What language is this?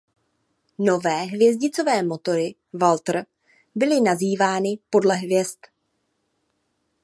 Czech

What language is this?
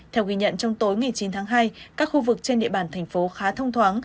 Vietnamese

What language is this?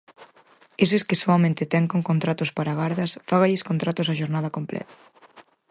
Galician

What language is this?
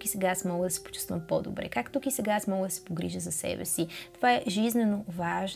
Bulgarian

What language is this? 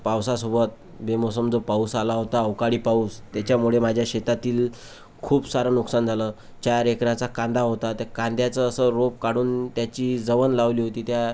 Marathi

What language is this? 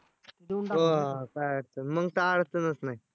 Marathi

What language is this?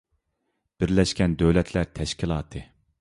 Uyghur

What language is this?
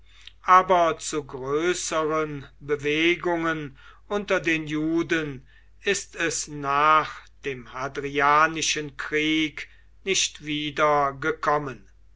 German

